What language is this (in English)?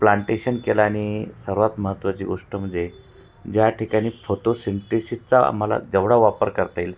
Marathi